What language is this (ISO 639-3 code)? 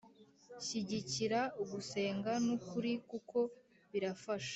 kin